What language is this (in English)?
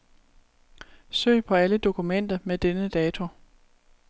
Danish